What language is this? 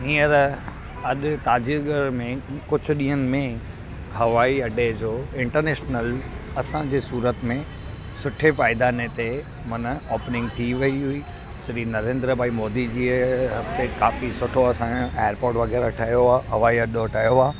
Sindhi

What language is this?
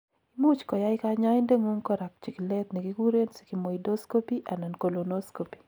Kalenjin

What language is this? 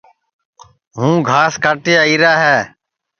Sansi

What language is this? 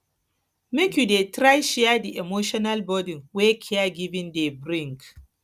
Nigerian Pidgin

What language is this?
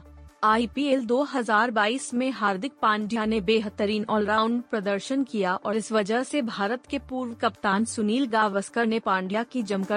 Hindi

